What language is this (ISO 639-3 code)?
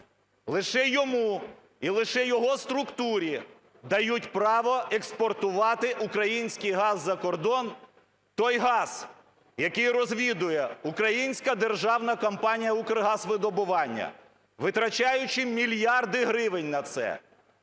ukr